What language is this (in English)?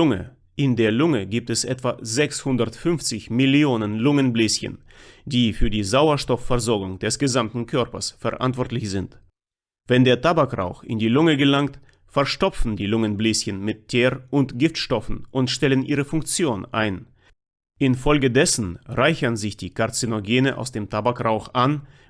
German